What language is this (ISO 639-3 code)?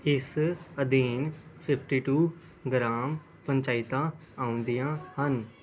pan